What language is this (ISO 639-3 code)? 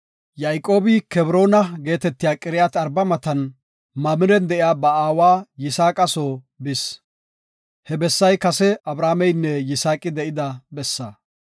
gof